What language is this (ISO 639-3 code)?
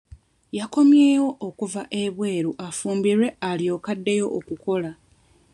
lug